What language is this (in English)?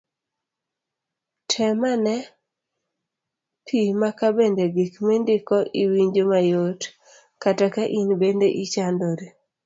Luo (Kenya and Tanzania)